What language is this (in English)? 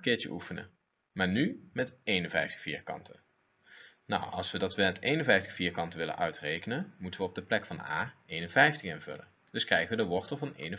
Dutch